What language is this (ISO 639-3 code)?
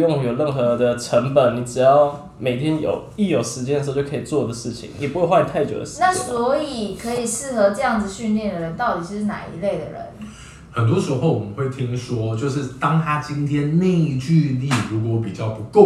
zho